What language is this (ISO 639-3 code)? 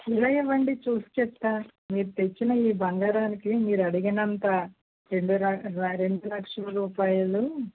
tel